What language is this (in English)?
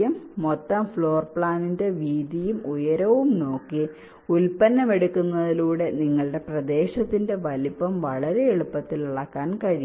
Malayalam